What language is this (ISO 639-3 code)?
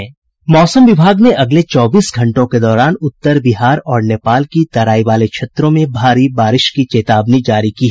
hin